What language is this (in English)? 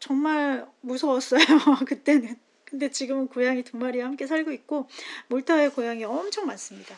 Korean